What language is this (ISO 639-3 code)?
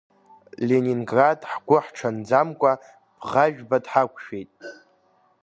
abk